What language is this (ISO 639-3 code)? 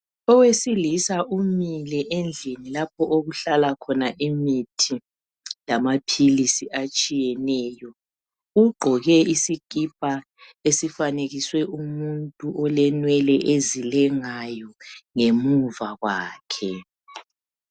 nde